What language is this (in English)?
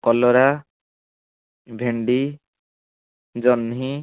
Odia